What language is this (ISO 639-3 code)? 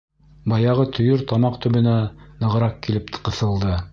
bak